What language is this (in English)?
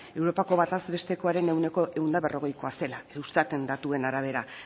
Basque